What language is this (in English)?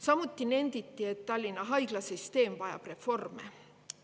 Estonian